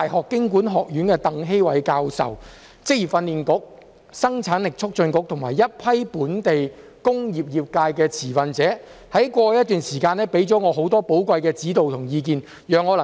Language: Cantonese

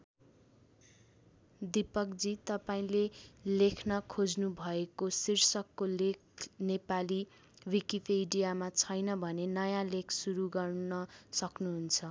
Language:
Nepali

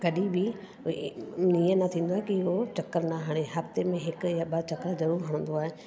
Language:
Sindhi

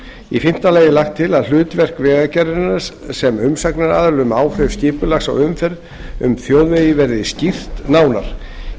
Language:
Icelandic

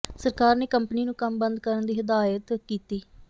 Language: Punjabi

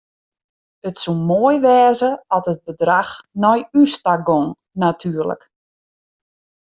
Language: Western Frisian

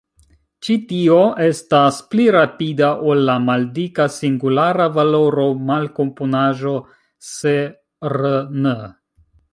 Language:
Esperanto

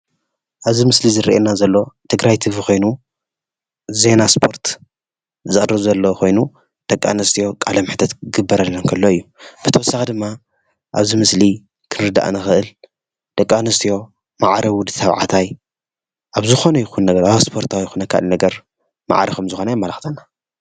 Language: Tigrinya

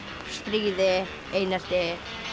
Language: Icelandic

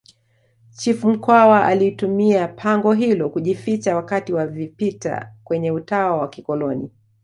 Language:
Swahili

